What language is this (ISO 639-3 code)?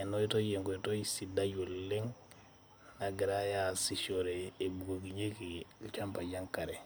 mas